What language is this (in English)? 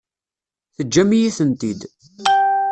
Kabyle